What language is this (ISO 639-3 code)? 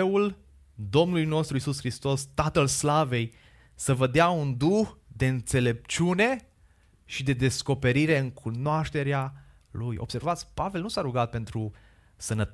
ron